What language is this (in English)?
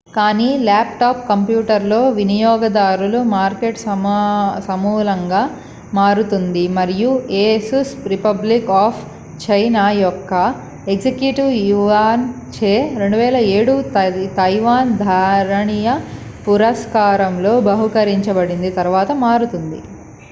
Telugu